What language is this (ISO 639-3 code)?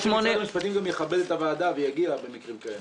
heb